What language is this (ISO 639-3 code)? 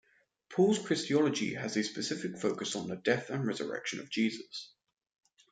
eng